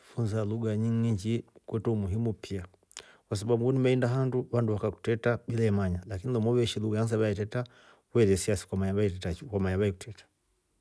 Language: Rombo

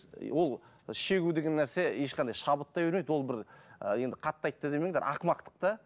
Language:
Kazakh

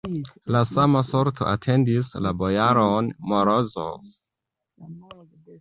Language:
Esperanto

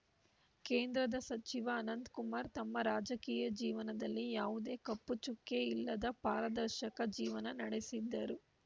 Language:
Kannada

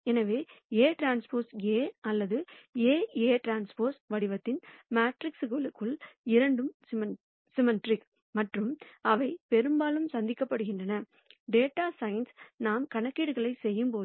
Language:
Tamil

